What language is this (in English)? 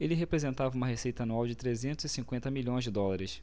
Portuguese